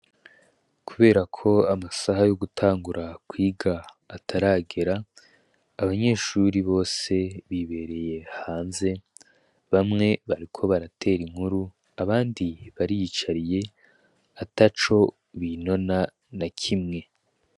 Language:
Rundi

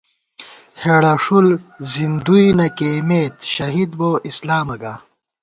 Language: Gawar-Bati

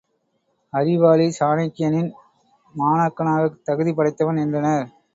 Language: Tamil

